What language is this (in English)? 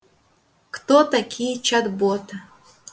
Russian